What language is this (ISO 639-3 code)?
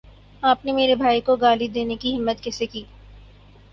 urd